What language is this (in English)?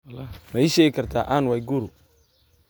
Somali